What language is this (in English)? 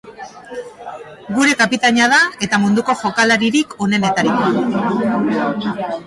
Basque